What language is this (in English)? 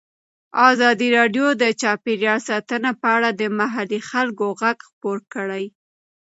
Pashto